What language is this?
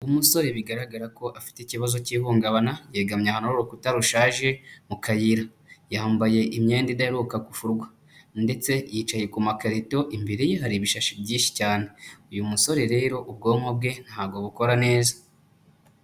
Kinyarwanda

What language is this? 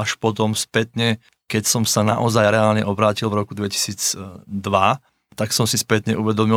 Slovak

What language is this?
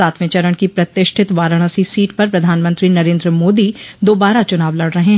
Hindi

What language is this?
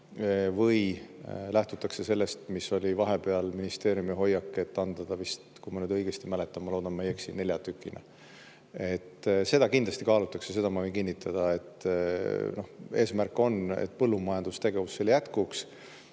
Estonian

